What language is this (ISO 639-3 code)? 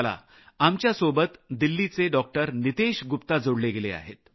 mar